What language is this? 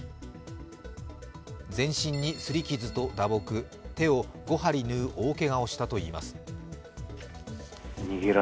Japanese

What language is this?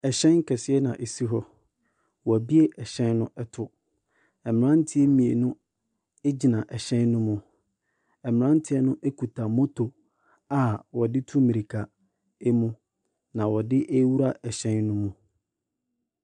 Akan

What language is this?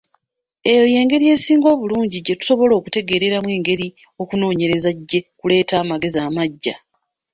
Ganda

